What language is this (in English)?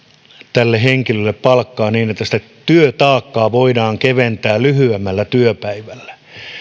Finnish